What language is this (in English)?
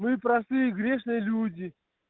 Russian